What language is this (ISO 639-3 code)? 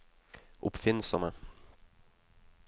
nor